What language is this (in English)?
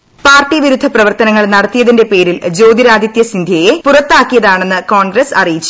Malayalam